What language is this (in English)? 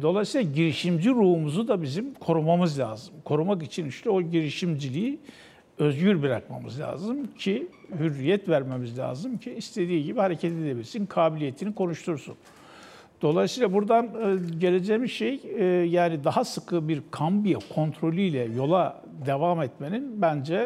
Turkish